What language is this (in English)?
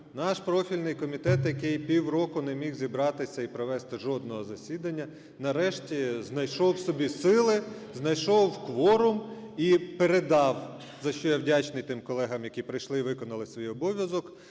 Ukrainian